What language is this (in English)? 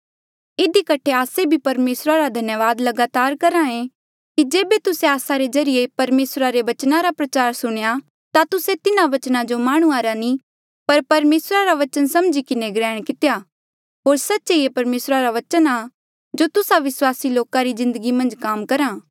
Mandeali